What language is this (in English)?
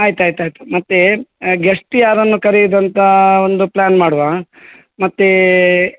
Kannada